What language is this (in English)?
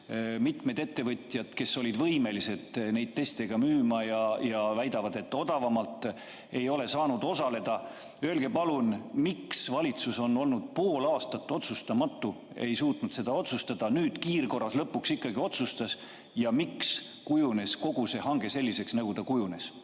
Estonian